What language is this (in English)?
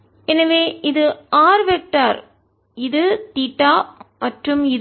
Tamil